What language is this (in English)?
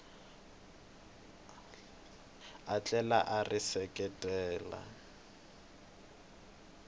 Tsonga